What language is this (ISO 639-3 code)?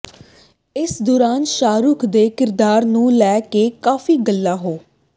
pan